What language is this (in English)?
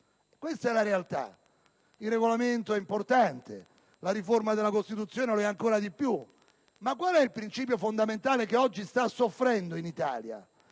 Italian